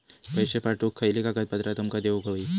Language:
Marathi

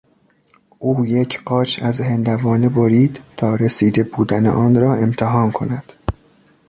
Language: Persian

